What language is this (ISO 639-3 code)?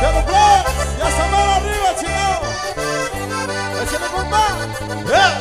spa